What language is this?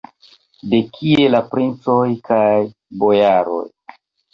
Esperanto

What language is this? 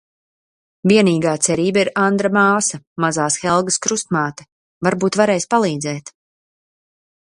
Latvian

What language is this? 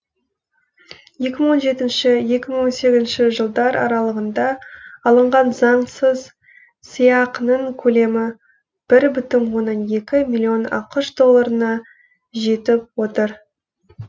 Kazakh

